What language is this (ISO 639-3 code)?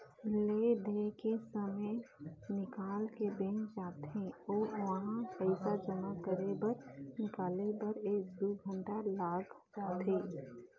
hne